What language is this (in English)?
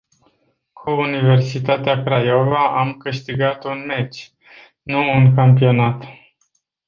Romanian